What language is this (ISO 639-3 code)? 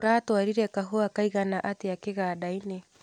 kik